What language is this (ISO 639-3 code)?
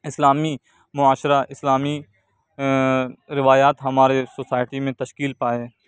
urd